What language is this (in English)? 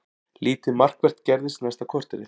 Icelandic